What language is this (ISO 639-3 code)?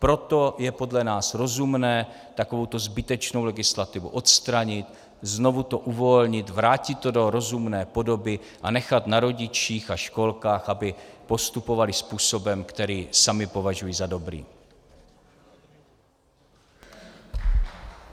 ces